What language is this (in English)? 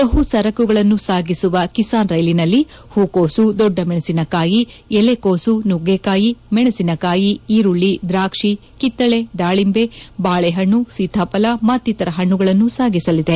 Kannada